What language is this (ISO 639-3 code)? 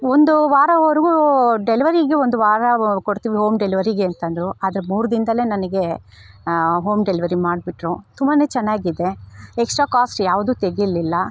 kan